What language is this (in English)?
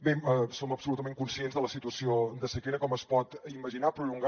Catalan